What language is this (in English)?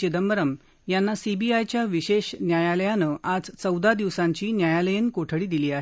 Marathi